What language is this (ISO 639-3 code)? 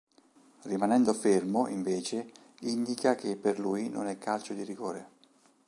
ita